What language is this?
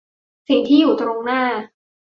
Thai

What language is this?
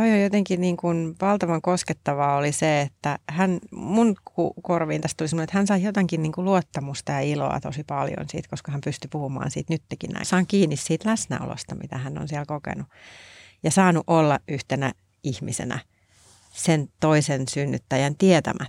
Finnish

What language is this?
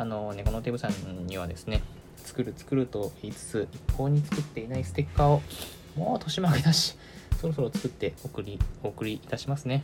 Japanese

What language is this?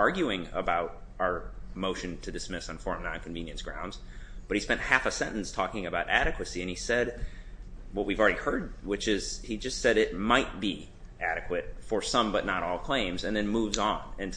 English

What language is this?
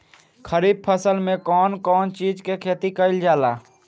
Bhojpuri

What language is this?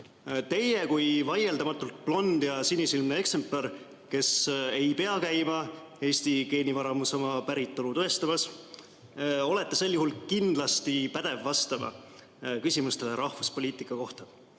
Estonian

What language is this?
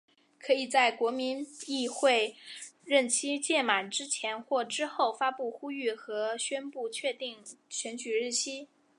Chinese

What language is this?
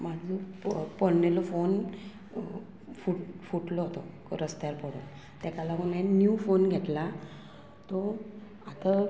Konkani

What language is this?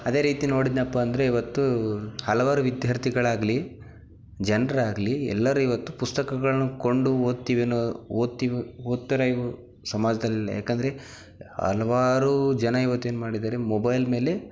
Kannada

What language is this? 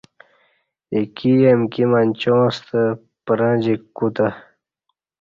Kati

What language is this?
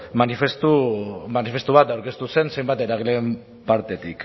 Basque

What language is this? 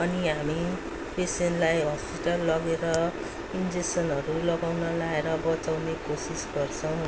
Nepali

